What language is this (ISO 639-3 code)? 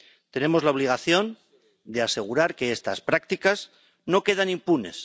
spa